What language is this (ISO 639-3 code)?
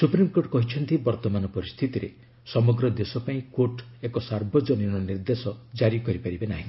ori